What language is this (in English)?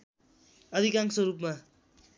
Nepali